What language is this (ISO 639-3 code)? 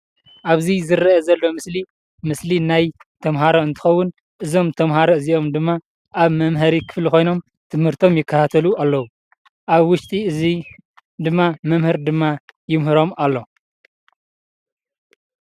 tir